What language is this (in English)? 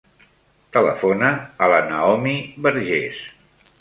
Catalan